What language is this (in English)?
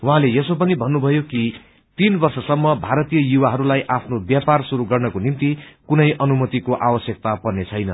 Nepali